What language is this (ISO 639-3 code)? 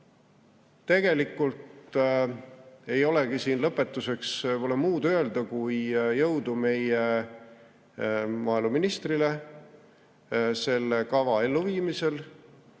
est